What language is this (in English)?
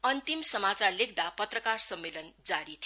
Nepali